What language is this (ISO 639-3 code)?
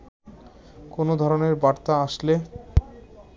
ben